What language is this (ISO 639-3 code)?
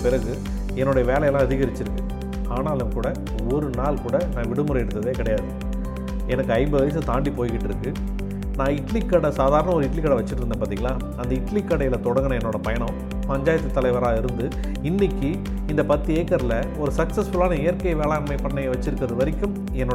tam